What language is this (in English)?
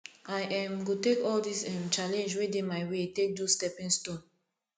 Nigerian Pidgin